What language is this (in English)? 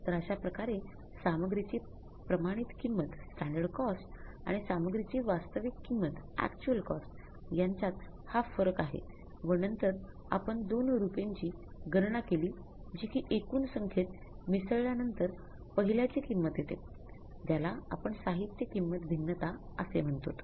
Marathi